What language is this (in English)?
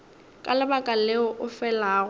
Northern Sotho